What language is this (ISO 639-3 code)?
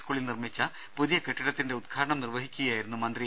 mal